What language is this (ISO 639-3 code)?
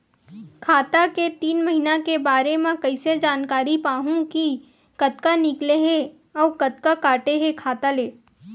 hne